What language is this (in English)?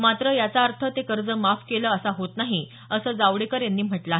Marathi